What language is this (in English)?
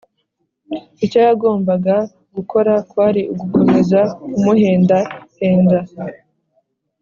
Kinyarwanda